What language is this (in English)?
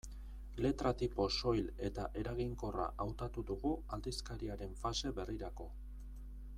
Basque